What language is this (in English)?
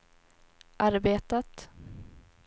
Swedish